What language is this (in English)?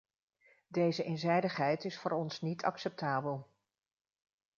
Dutch